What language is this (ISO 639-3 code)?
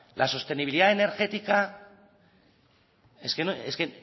spa